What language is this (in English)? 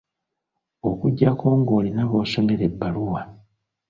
Ganda